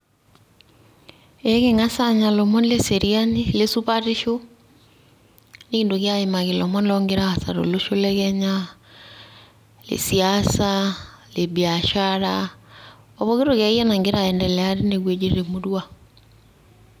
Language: Masai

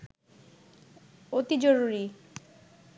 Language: Bangla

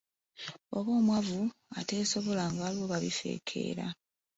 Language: Ganda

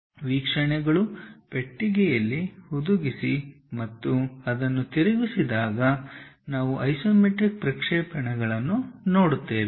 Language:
Kannada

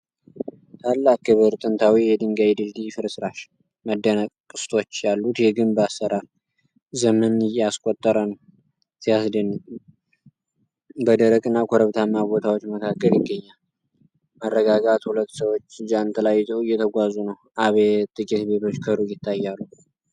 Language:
Amharic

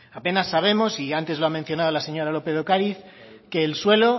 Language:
Spanish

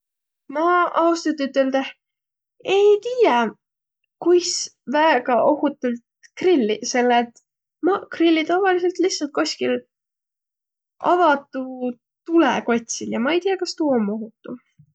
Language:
Võro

